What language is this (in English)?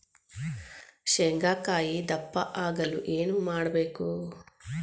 Kannada